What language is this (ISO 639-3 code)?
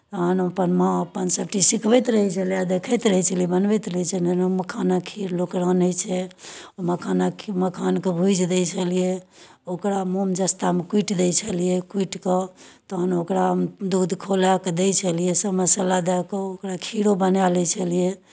mai